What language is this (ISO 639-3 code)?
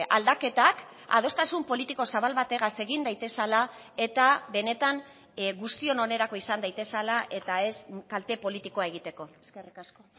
eus